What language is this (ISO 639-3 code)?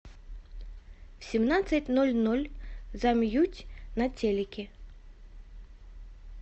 rus